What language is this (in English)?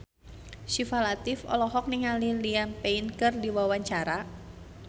Sundanese